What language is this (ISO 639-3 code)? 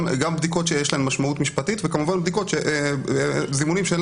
heb